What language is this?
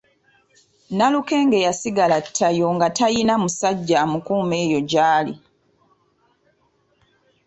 Ganda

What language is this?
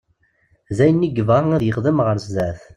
Kabyle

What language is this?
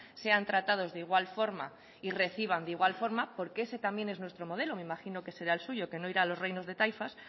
Spanish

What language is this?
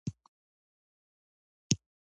Pashto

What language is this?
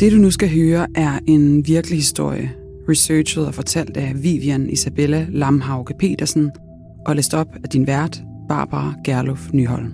Danish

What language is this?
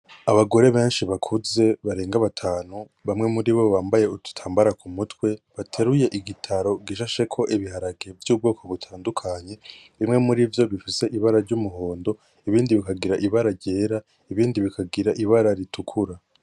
Rundi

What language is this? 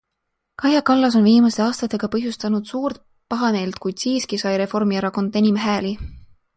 Estonian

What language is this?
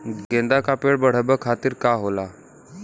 Bhojpuri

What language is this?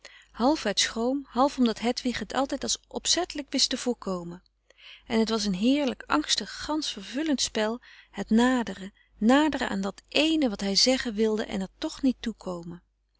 Dutch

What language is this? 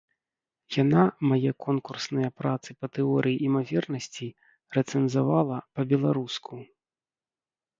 Belarusian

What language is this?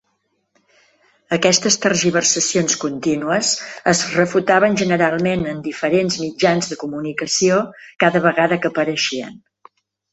Catalan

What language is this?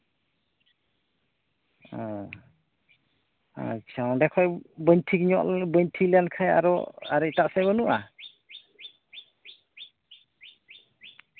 Santali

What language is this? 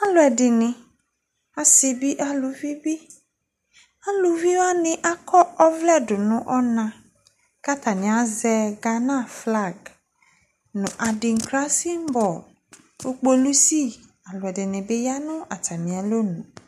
Ikposo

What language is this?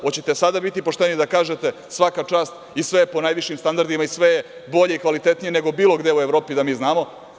Serbian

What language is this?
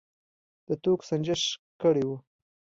Pashto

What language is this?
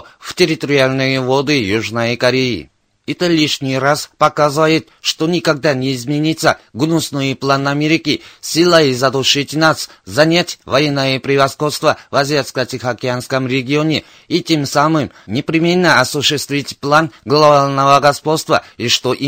Russian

